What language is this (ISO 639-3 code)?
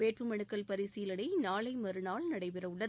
tam